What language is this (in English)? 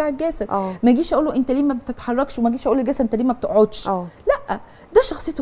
Arabic